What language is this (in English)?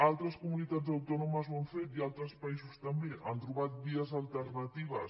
Catalan